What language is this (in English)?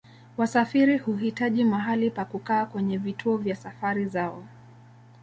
Swahili